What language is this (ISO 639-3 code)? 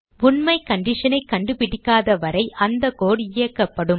tam